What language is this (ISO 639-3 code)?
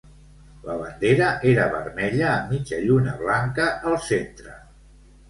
cat